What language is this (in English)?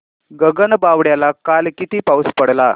Marathi